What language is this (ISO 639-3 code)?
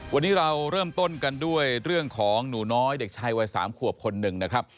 tha